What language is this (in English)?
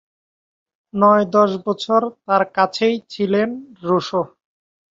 Bangla